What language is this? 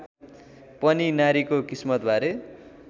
Nepali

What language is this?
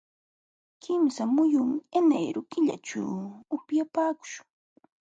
Jauja Wanca Quechua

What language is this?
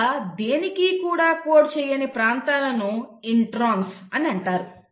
Telugu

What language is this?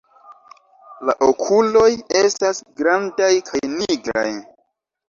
Esperanto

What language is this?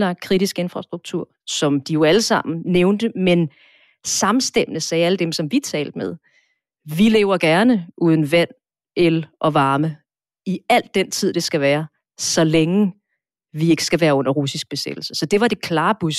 Danish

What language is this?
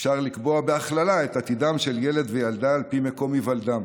Hebrew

